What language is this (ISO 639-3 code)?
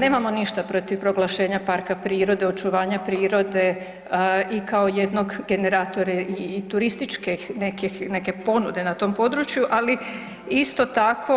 hrv